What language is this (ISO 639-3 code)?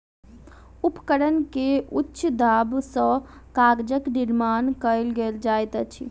mai